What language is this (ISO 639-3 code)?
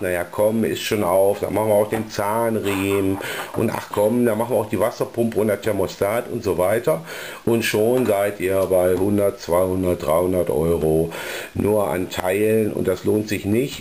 deu